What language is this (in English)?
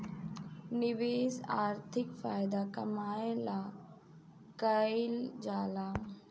Bhojpuri